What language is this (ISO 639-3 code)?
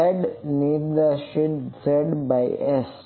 guj